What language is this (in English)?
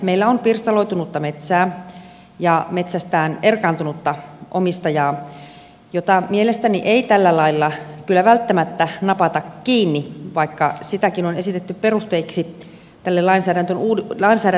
Finnish